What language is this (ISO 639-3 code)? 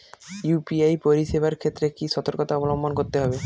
ben